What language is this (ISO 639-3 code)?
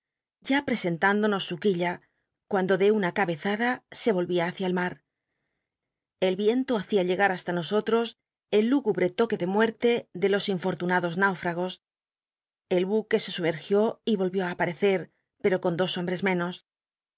spa